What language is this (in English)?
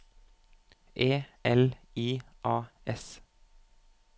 Norwegian